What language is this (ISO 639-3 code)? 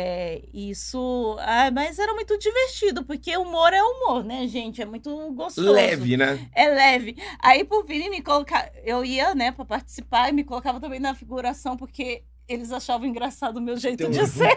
por